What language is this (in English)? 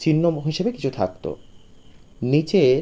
Bangla